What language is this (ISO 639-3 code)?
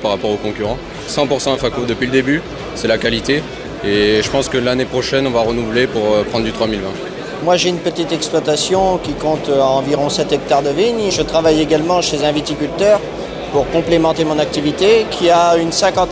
fra